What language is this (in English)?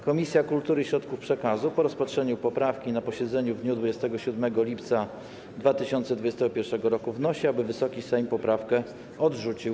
Polish